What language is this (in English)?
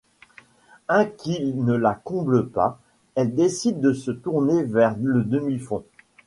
French